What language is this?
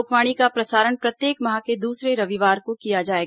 Hindi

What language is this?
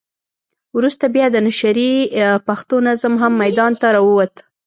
Pashto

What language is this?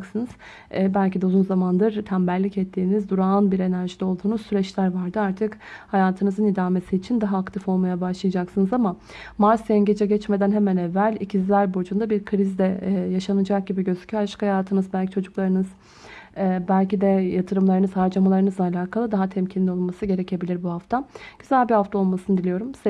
Turkish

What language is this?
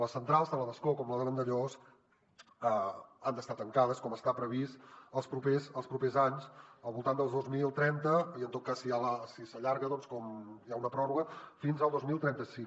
Catalan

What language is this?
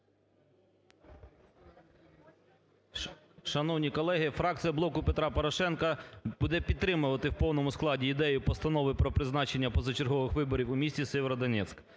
Ukrainian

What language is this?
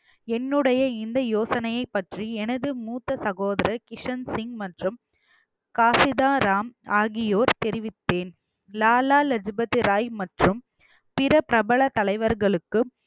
Tamil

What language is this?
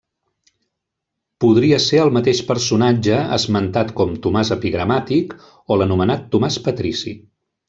Catalan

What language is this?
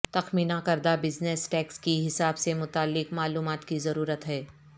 Urdu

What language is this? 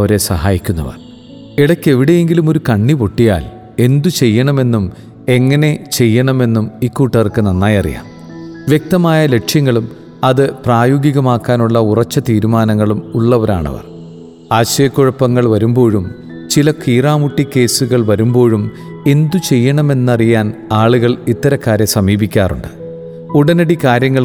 Malayalam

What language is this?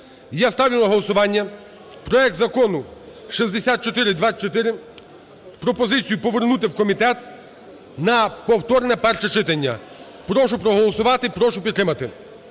Ukrainian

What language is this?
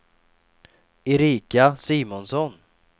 Swedish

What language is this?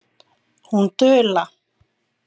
Icelandic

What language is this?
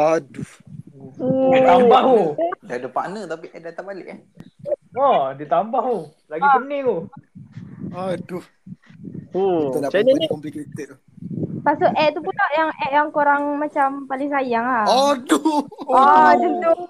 Malay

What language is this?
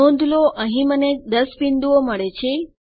Gujarati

